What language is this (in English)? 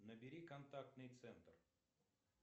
Russian